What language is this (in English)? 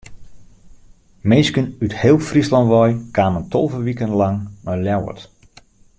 Western Frisian